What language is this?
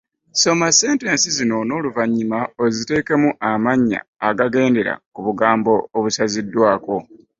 Ganda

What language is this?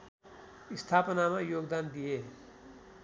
Nepali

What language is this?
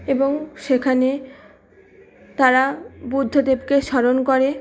Bangla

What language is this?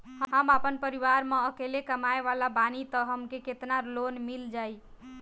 Bhojpuri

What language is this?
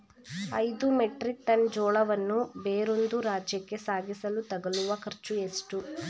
Kannada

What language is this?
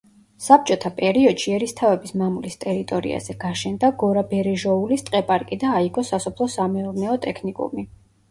Georgian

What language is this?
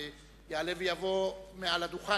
Hebrew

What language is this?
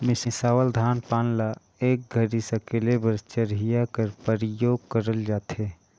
Chhattisgarhi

